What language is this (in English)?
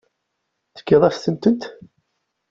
Kabyle